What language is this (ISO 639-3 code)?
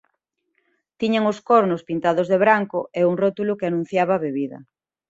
glg